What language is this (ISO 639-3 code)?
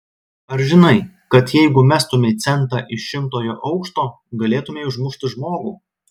lit